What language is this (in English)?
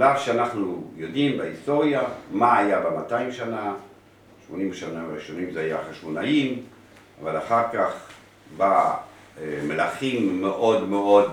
Hebrew